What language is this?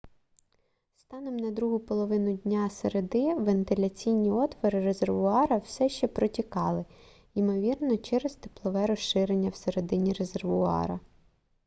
Ukrainian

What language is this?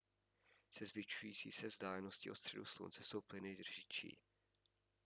Czech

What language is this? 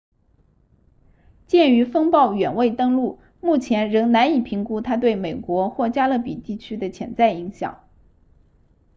Chinese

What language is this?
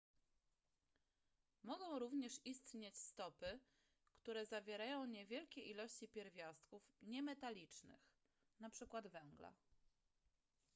Polish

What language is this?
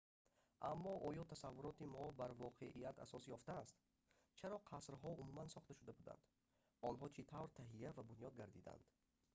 Tajik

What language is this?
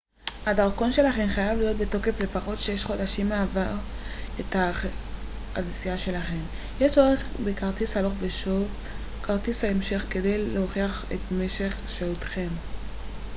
Hebrew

